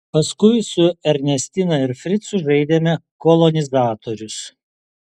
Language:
Lithuanian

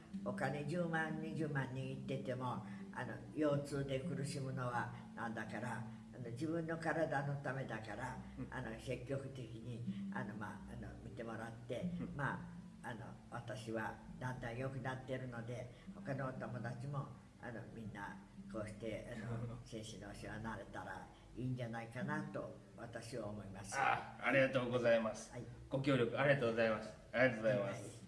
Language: Japanese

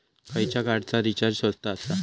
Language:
Marathi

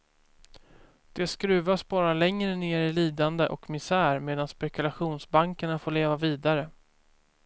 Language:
Swedish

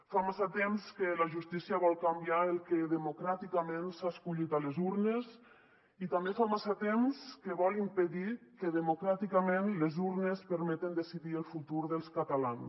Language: Catalan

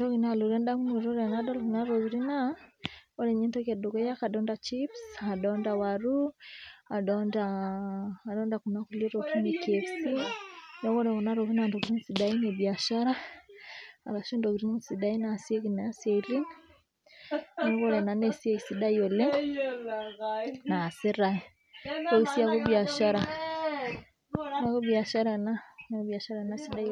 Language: Masai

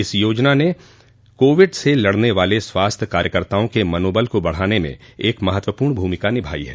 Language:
Hindi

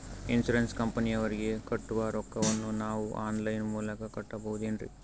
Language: Kannada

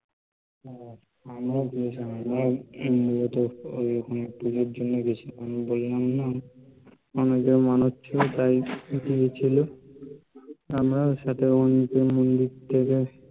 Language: Bangla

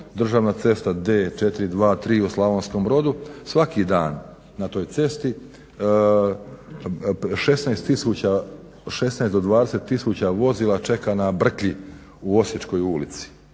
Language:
Croatian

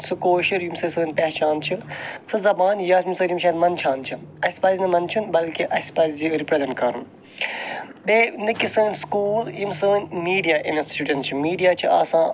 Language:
Kashmiri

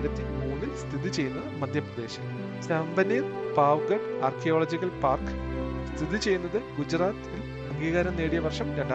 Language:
Malayalam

